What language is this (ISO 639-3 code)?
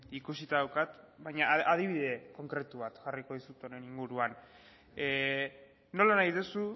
eus